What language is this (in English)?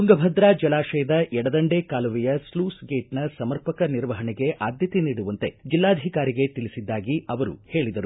Kannada